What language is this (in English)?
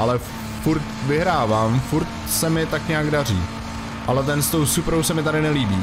Czech